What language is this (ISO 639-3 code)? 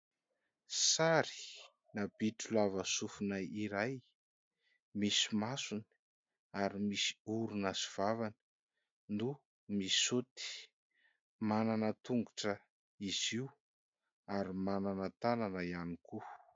mlg